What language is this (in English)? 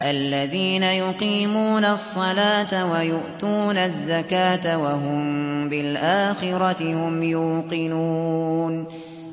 Arabic